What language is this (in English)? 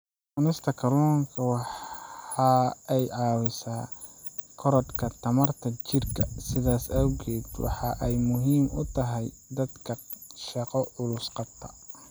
Somali